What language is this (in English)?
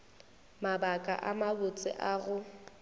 Northern Sotho